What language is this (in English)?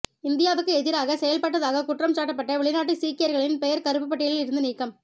Tamil